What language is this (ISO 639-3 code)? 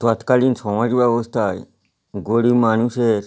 ben